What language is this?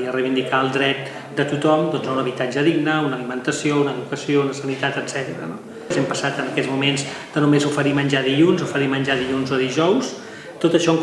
Spanish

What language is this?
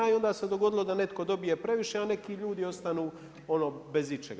Croatian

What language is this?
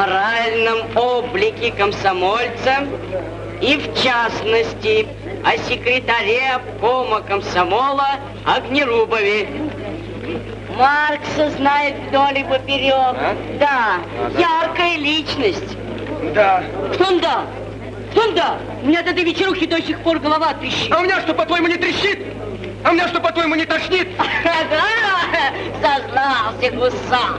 Russian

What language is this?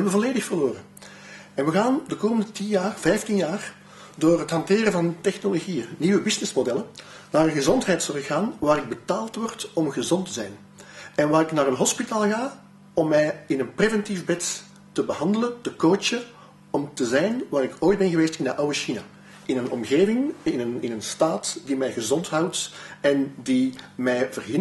Dutch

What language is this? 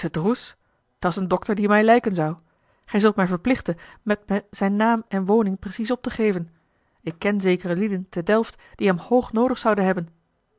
Dutch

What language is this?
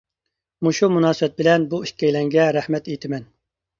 Uyghur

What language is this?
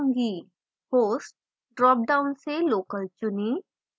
Hindi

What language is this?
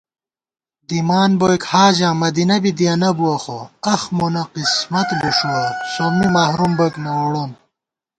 Gawar-Bati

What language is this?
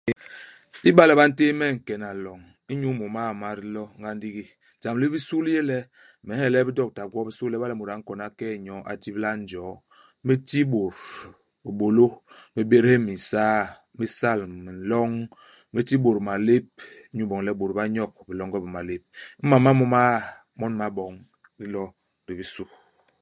Basaa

